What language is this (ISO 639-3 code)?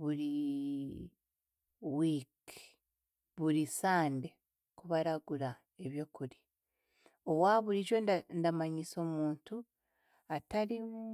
cgg